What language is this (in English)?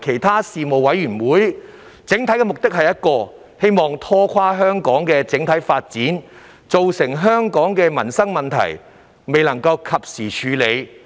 Cantonese